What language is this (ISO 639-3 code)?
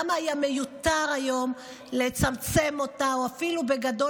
heb